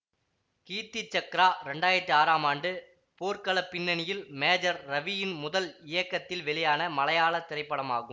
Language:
Tamil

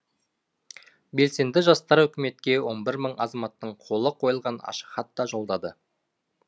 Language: Kazakh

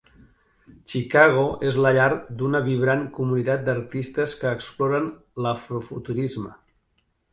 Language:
Catalan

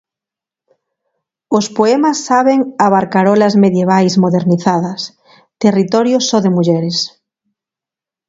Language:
Galician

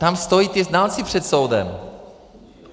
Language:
Czech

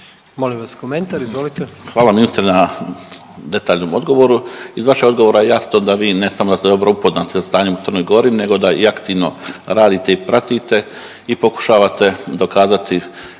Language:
Croatian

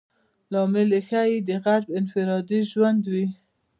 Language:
Pashto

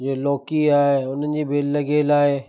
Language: Sindhi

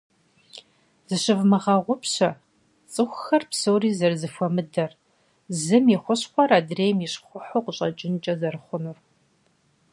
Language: Kabardian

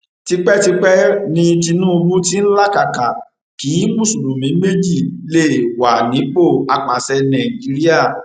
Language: Yoruba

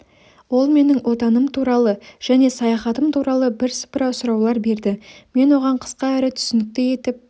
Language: Kazakh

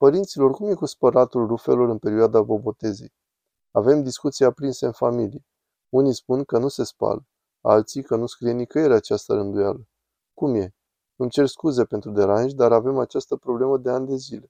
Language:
Romanian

